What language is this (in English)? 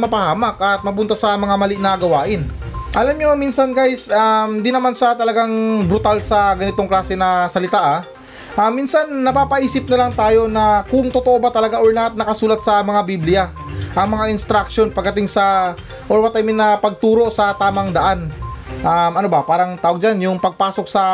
Filipino